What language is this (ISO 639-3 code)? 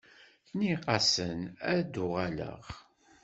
kab